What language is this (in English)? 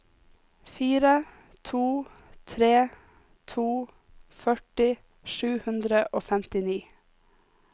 Norwegian